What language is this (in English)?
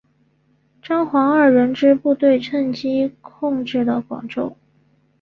Chinese